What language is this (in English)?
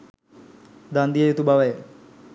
Sinhala